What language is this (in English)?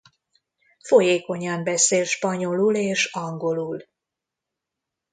Hungarian